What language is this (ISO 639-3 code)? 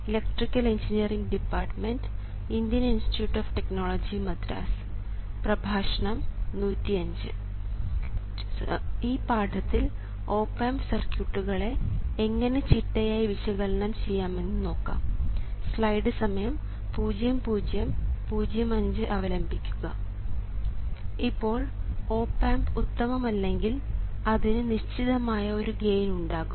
mal